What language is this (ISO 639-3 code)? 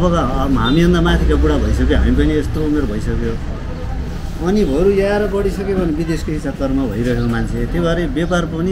ara